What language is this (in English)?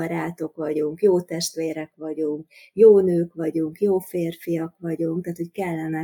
Hungarian